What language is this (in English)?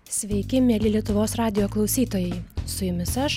Lithuanian